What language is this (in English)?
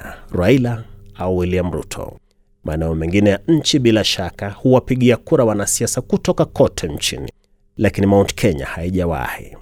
Swahili